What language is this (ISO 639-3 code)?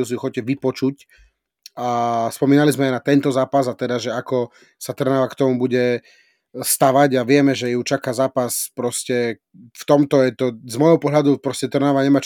slk